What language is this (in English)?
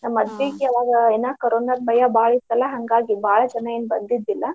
Kannada